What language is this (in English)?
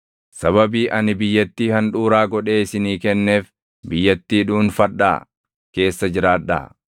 Oromo